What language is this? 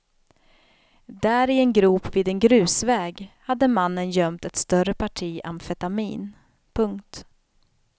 Swedish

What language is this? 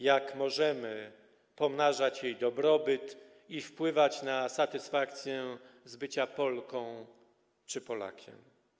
Polish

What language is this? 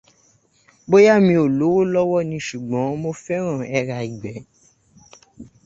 Yoruba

